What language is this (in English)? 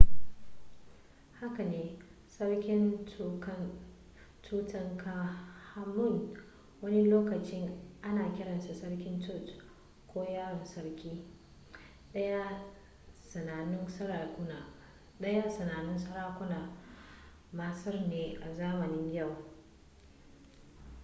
Hausa